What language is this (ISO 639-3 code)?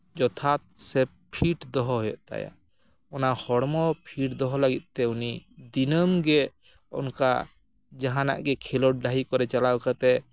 sat